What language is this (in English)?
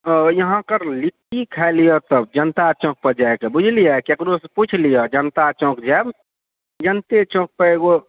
Maithili